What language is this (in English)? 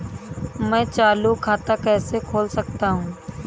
Hindi